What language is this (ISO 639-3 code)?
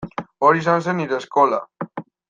eus